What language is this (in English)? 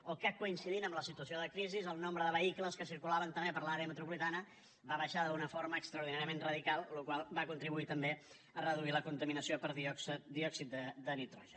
Catalan